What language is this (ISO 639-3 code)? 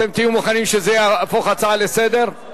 heb